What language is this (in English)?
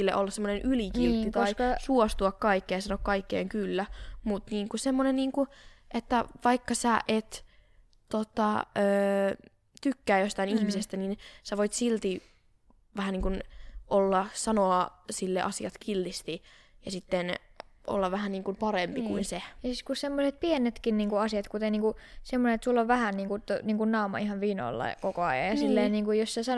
Finnish